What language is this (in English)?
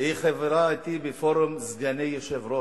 Hebrew